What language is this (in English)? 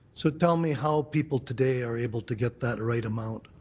English